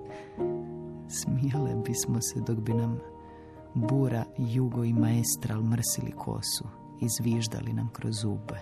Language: Croatian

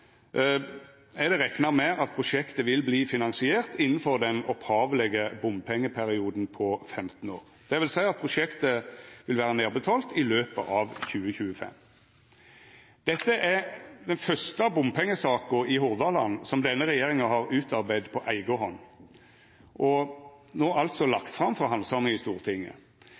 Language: Norwegian Nynorsk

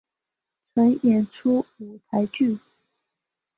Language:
Chinese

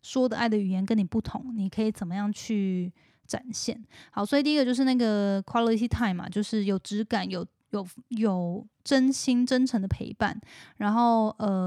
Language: Chinese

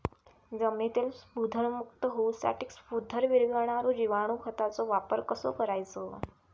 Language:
Marathi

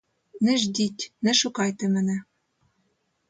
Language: Ukrainian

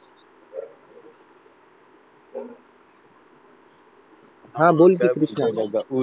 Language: Marathi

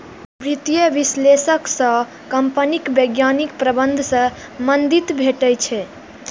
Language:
Maithili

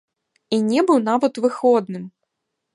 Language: Belarusian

